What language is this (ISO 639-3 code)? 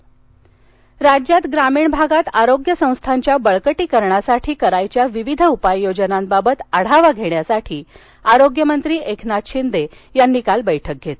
mar